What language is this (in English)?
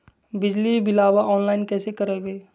Magahi